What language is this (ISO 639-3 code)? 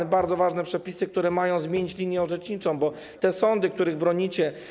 pol